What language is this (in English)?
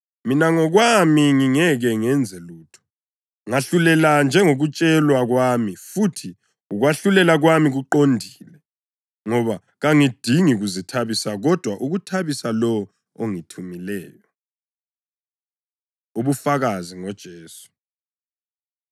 North Ndebele